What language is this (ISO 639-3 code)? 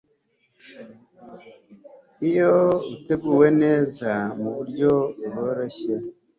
kin